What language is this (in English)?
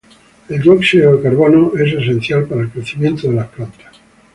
Spanish